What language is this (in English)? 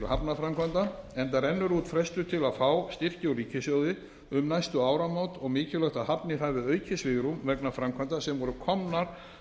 Icelandic